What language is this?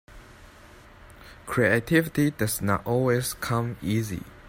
English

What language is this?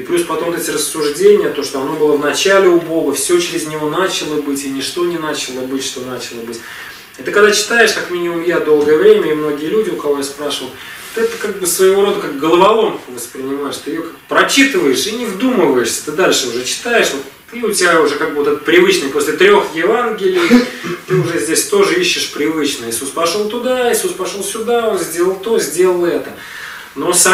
Russian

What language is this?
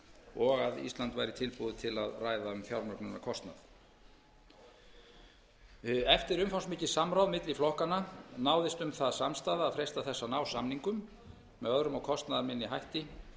Icelandic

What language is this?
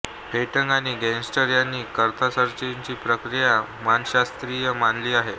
Marathi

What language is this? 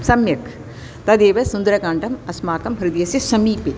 Sanskrit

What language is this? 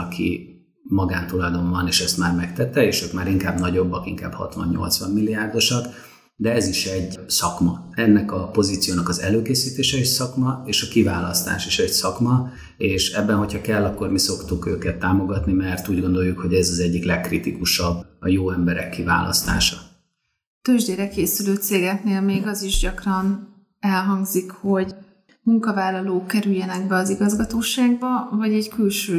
Hungarian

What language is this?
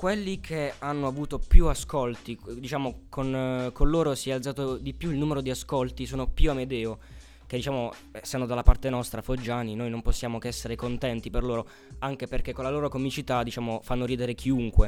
Italian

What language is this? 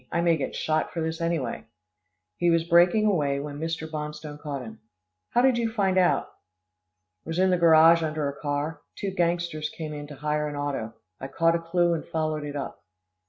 English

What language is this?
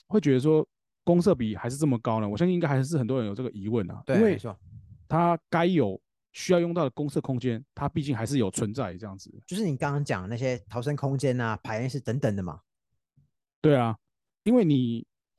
Chinese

